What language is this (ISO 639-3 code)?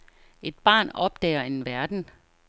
dan